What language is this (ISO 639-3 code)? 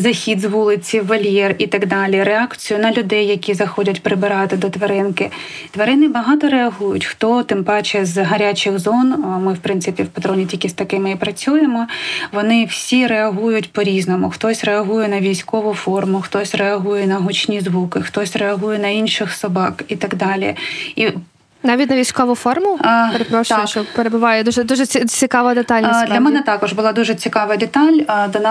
ukr